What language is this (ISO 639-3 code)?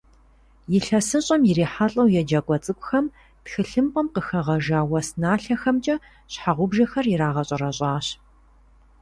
kbd